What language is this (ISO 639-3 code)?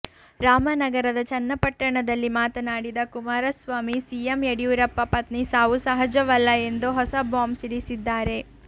kan